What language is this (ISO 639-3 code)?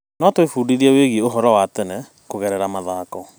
kik